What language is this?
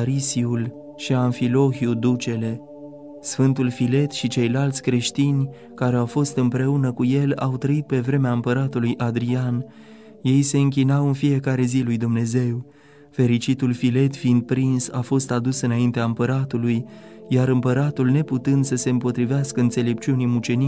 Romanian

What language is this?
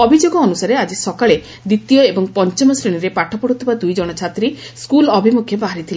Odia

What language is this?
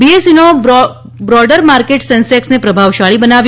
Gujarati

